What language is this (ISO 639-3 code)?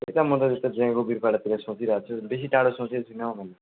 nep